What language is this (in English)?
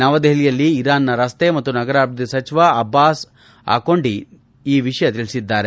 Kannada